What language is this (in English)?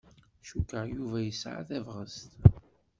Kabyle